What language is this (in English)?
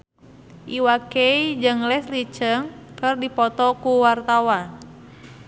Sundanese